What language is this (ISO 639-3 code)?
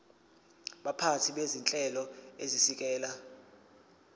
zul